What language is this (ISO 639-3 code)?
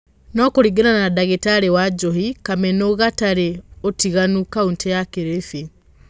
kik